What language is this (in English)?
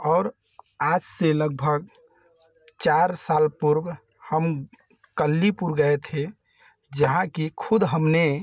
Hindi